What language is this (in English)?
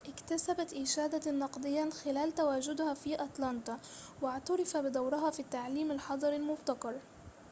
Arabic